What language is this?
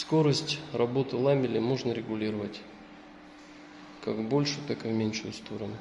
Russian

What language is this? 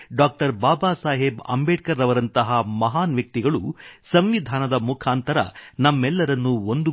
Kannada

